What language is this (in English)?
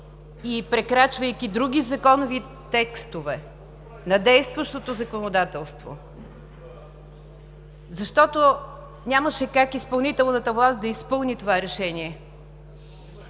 Bulgarian